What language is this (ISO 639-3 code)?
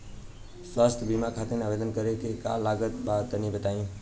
bho